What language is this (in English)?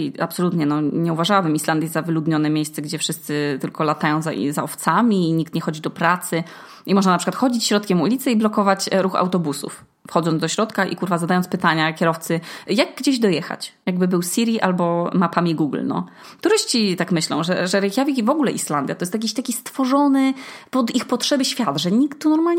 Polish